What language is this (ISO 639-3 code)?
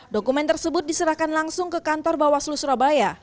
ind